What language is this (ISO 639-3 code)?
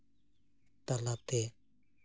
sat